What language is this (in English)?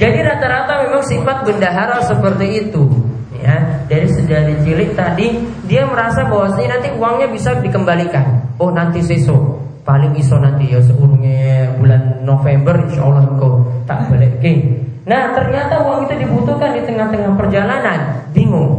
Indonesian